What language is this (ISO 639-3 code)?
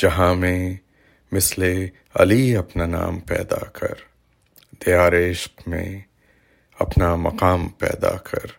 urd